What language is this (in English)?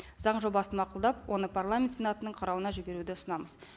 Kazakh